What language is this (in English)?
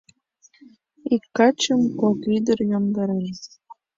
Mari